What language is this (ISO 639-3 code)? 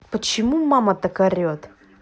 rus